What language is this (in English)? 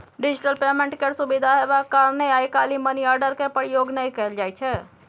Maithili